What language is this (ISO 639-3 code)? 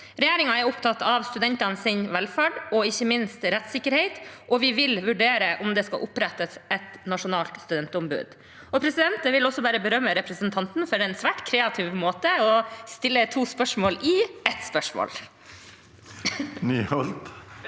nor